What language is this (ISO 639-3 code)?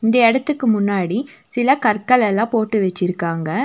tam